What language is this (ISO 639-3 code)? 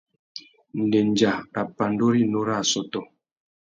bag